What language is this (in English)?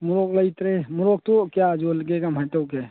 Manipuri